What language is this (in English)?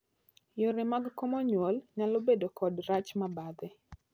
Luo (Kenya and Tanzania)